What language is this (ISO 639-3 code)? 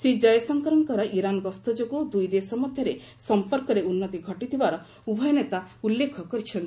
ori